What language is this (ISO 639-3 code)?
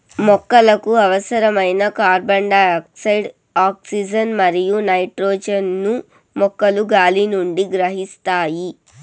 tel